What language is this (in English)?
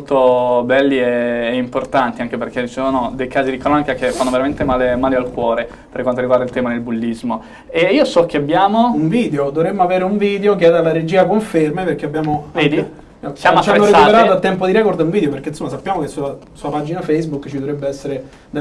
Italian